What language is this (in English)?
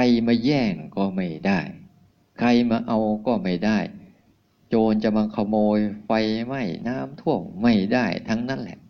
Thai